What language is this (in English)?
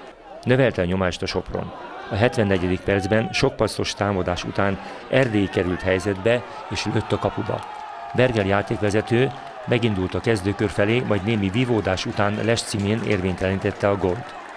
Hungarian